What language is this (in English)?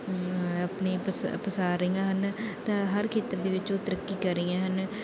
Punjabi